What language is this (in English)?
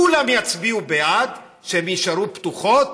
Hebrew